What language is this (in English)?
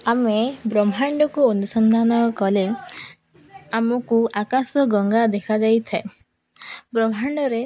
Odia